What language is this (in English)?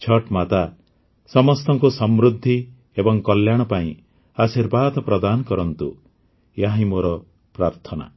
Odia